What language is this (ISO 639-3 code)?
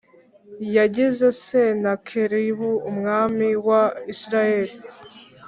kin